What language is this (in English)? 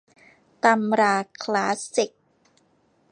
Thai